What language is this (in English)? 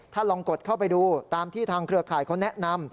Thai